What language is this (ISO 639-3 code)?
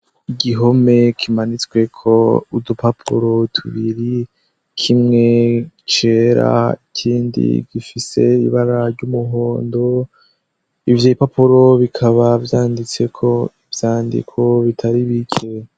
run